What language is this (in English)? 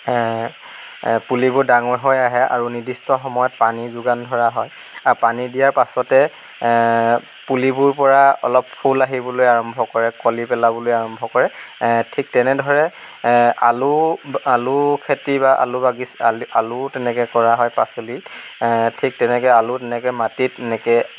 Assamese